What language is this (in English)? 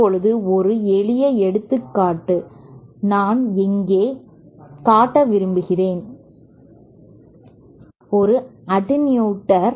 Tamil